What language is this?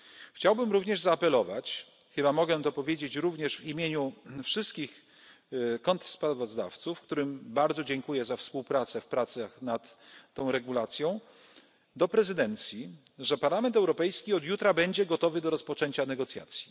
Polish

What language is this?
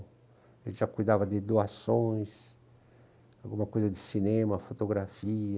Portuguese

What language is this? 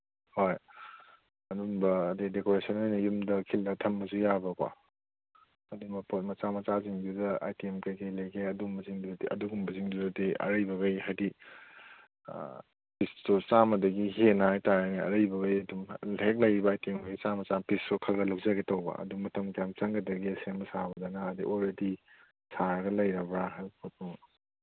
Manipuri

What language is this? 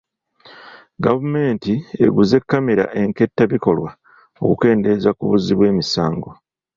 Ganda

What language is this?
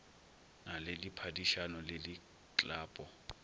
Northern Sotho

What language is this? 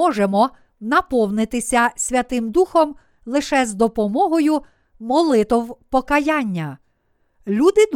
Ukrainian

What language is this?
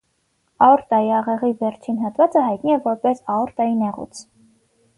Armenian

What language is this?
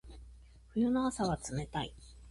Japanese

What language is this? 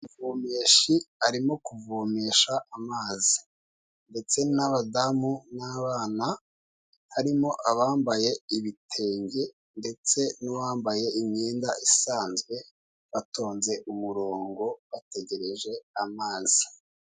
Kinyarwanda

